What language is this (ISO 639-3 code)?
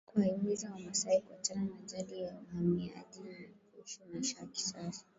swa